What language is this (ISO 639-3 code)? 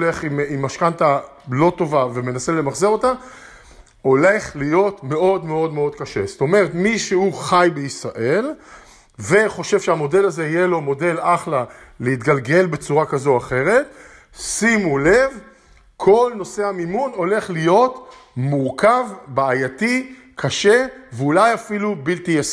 heb